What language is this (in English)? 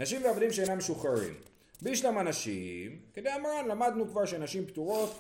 Hebrew